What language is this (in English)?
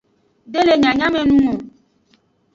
Aja (Benin)